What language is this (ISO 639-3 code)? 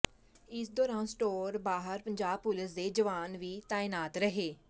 pan